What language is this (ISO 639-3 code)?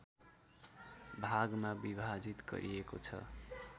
nep